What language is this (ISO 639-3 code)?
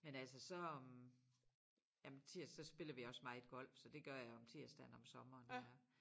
dan